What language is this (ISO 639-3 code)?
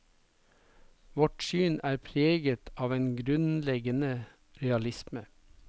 nor